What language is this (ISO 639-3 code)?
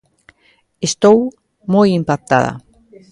glg